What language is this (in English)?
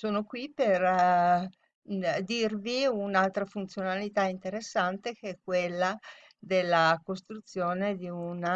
Italian